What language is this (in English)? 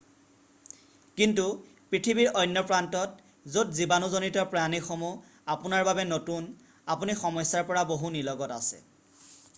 Assamese